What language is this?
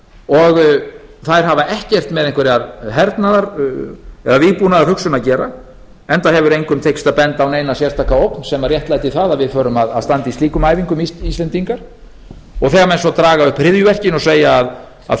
Icelandic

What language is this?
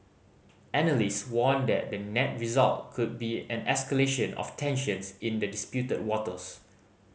English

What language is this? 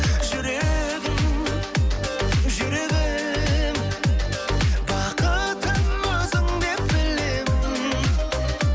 Kazakh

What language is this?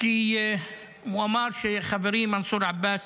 Hebrew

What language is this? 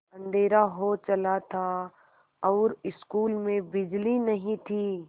Hindi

